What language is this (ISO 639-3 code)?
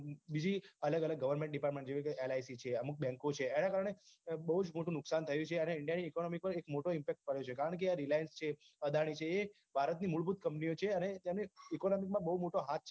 guj